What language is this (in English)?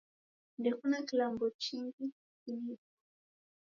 Taita